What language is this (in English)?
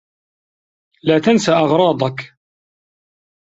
Arabic